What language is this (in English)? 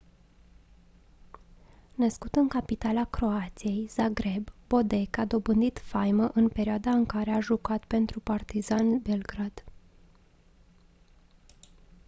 Romanian